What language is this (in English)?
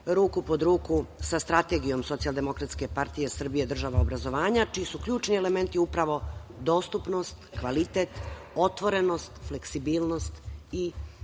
Serbian